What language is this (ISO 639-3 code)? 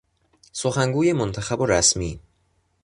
fas